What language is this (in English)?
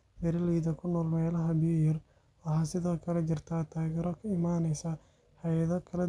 Somali